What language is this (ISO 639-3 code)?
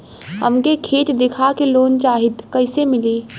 bho